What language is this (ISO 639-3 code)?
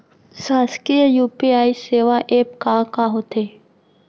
hne